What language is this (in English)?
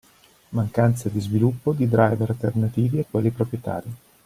Italian